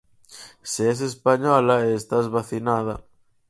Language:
Galician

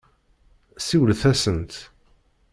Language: Kabyle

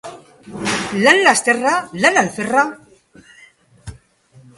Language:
Basque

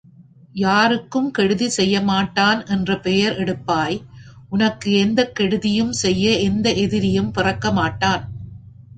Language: Tamil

